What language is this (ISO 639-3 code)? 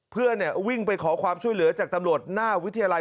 tha